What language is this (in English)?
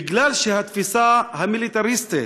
Hebrew